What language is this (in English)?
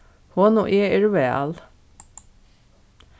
Faroese